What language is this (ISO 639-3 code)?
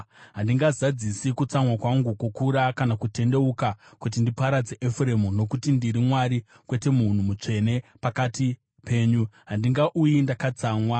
sna